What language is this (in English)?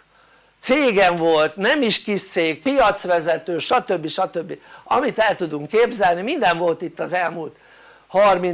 Hungarian